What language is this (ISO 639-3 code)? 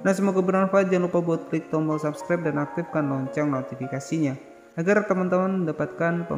ind